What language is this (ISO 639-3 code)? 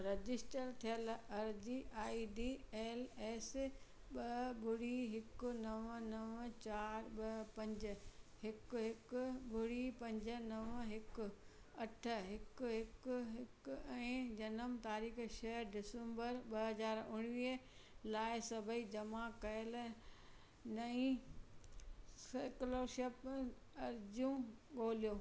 snd